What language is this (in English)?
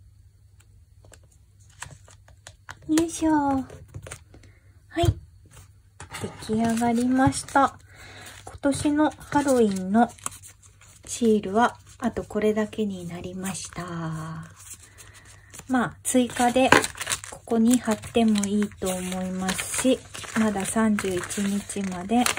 Japanese